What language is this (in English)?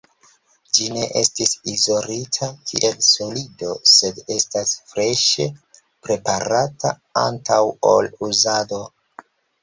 Esperanto